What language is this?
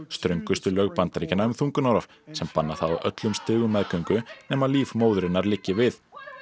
Icelandic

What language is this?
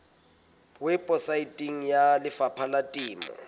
Southern Sotho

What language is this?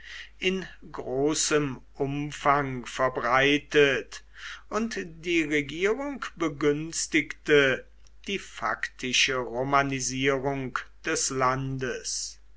German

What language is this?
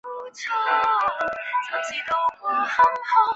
Chinese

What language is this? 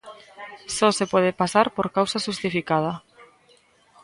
Galician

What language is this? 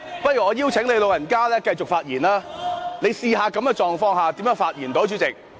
Cantonese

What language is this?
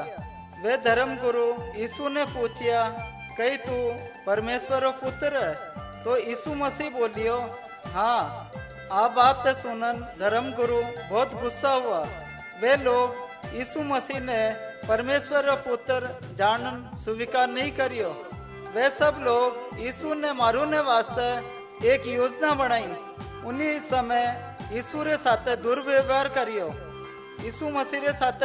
Hindi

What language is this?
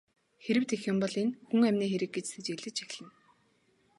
Mongolian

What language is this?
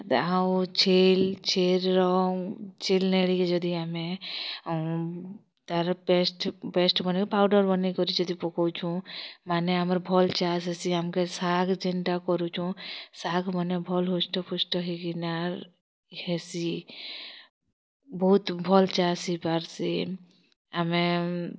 Odia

